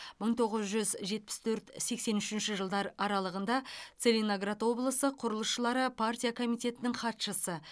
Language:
Kazakh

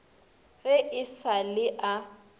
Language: Northern Sotho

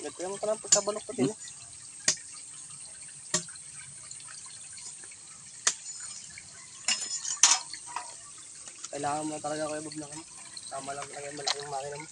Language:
Filipino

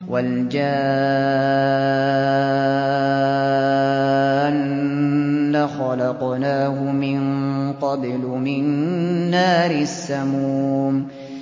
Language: Arabic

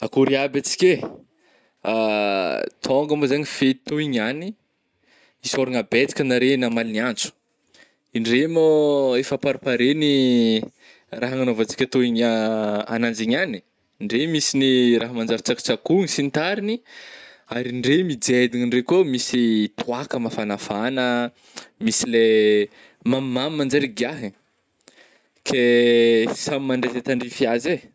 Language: Northern Betsimisaraka Malagasy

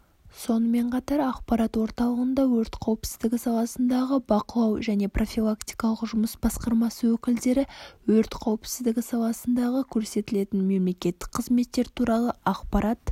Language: Kazakh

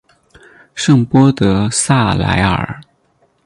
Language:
Chinese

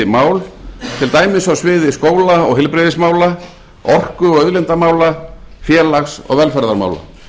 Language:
Icelandic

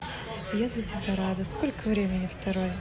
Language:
Russian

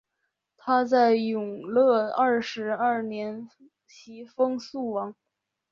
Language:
Chinese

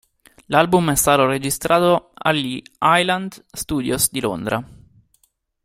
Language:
Italian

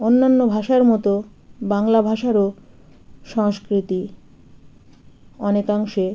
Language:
Bangla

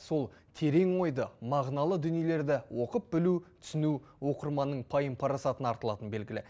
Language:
Kazakh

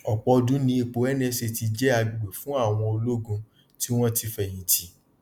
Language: Yoruba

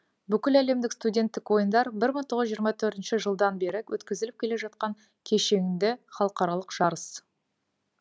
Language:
Kazakh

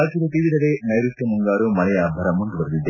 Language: Kannada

